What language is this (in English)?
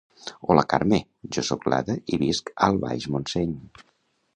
Catalan